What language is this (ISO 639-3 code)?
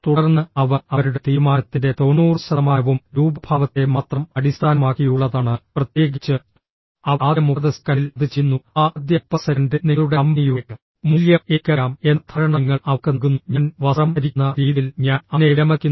mal